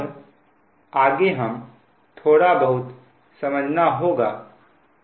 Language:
Hindi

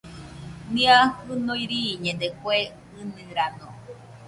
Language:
Nüpode Huitoto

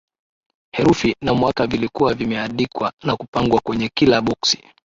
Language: Swahili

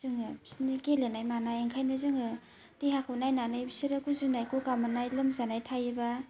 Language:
Bodo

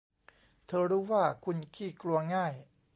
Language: Thai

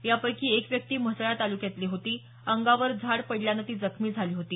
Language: Marathi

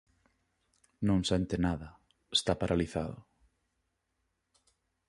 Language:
Galician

